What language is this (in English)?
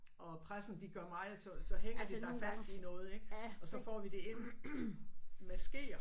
Danish